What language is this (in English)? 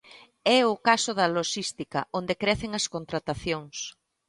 Galician